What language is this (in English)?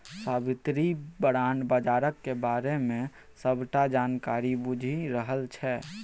Maithili